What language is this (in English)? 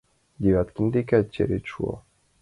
Mari